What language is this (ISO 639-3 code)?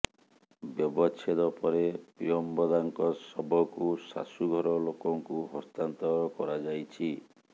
ori